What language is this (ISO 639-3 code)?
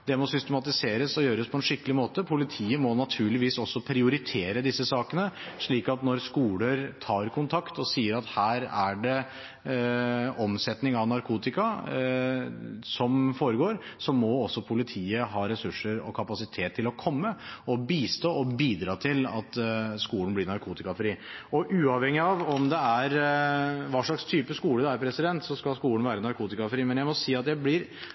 nob